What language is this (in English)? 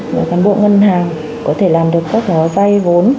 Vietnamese